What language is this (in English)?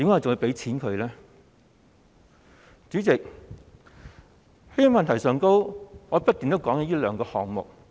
Cantonese